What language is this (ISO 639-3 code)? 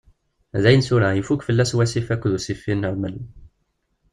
kab